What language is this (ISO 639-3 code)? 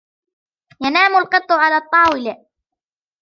ara